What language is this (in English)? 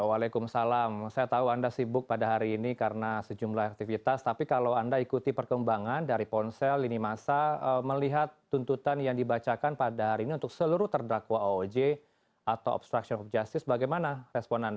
Indonesian